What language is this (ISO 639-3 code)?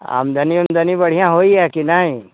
mai